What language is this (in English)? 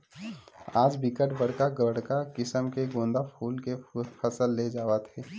Chhattisgarhi